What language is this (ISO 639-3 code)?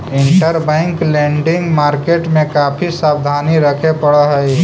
mag